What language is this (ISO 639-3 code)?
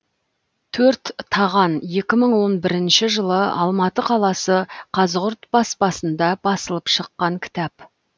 kaz